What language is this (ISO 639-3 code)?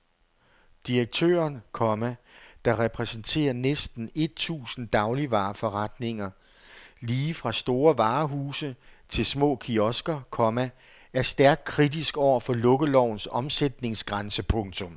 dan